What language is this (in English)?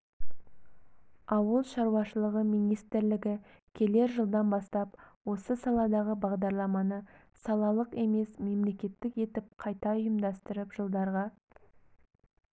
Kazakh